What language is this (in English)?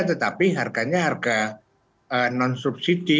Indonesian